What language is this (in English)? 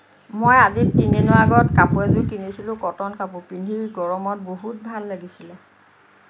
Assamese